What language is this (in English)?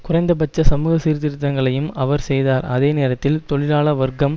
Tamil